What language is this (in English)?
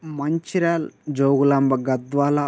Telugu